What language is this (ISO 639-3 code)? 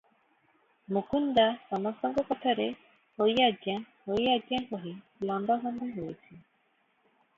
ori